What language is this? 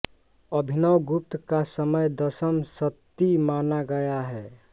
Hindi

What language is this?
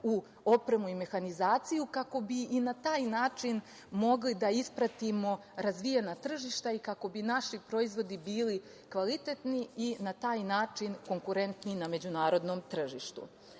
Serbian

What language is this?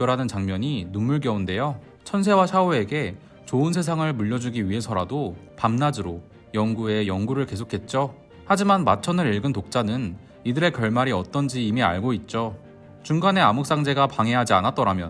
Korean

